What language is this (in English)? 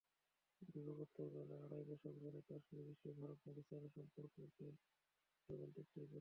Bangla